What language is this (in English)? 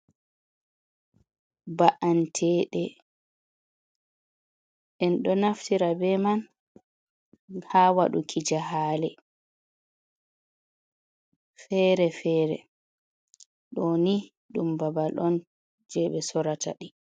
Fula